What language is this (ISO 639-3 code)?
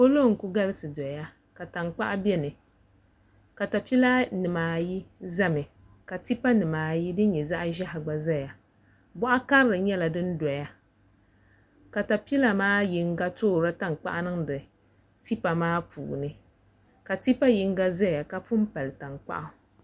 dag